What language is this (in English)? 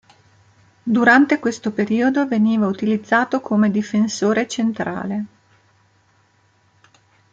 Italian